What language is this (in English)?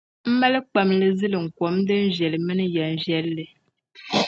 Dagbani